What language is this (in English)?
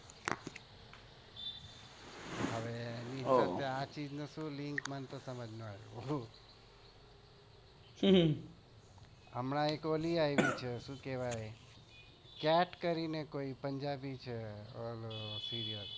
Gujarati